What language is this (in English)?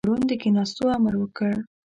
Pashto